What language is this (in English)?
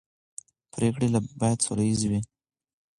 Pashto